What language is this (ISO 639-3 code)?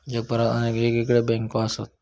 mar